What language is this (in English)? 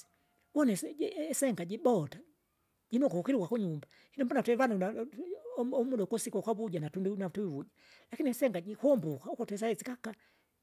Kinga